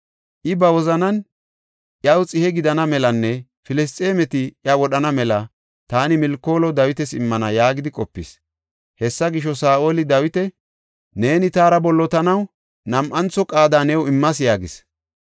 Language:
Gofa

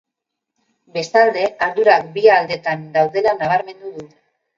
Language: Basque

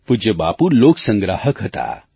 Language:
Gujarati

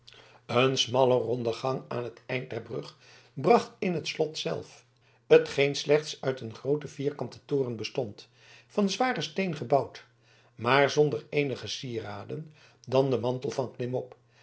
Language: Dutch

